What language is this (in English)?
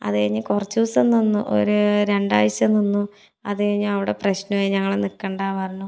Malayalam